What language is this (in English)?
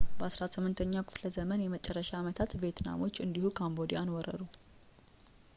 Amharic